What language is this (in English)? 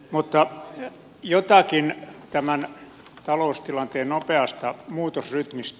Finnish